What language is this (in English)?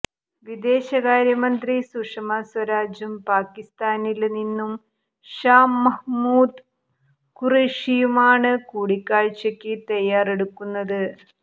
Malayalam